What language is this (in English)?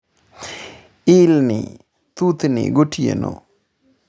Luo (Kenya and Tanzania)